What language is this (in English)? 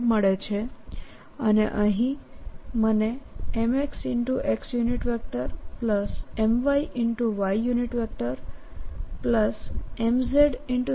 Gujarati